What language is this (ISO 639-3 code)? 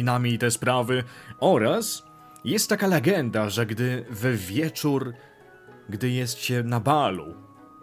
pol